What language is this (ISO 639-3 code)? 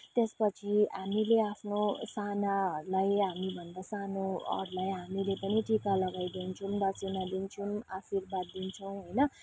nep